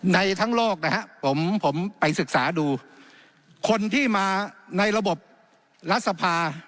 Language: Thai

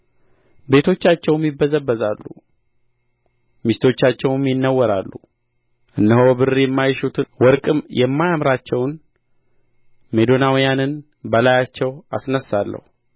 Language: Amharic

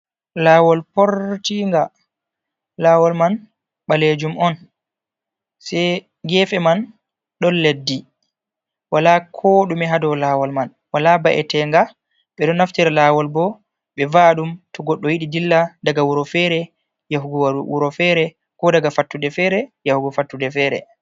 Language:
Fula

